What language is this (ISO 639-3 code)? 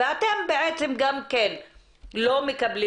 heb